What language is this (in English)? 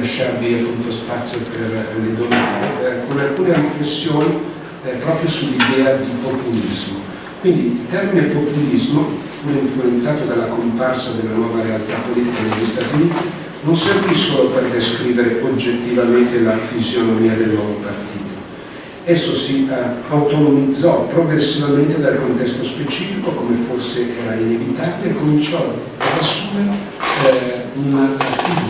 Italian